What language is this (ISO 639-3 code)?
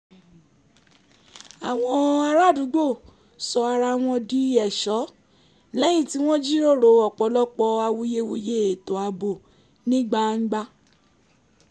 yor